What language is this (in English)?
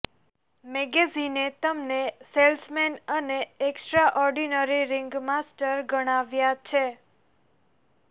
Gujarati